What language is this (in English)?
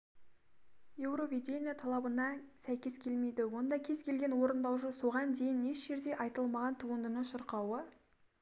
Kazakh